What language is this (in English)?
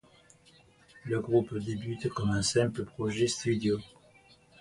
French